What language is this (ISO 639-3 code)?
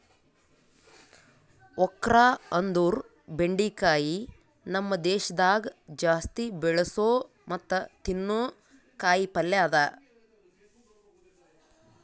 kan